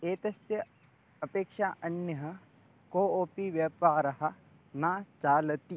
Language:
Sanskrit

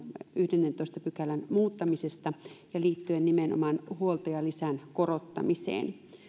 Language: Finnish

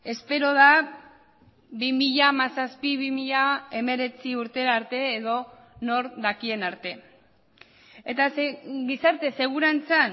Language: Basque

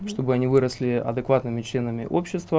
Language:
Russian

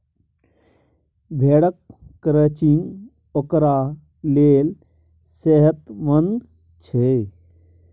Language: Maithili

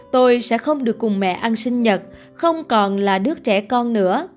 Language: Vietnamese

